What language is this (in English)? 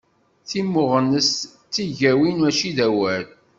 Kabyle